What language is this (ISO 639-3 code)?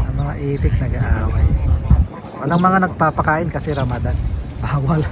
fil